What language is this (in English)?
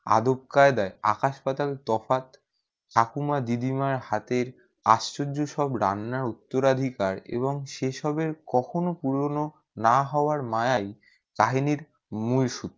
Bangla